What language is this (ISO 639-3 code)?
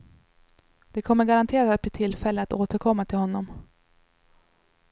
swe